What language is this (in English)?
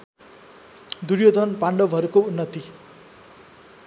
Nepali